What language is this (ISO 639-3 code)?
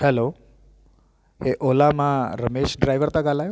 snd